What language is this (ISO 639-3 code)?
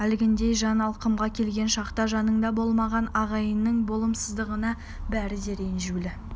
kaz